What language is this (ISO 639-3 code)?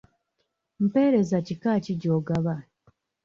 lug